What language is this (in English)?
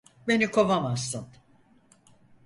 Turkish